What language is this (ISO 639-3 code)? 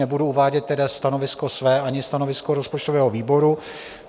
ces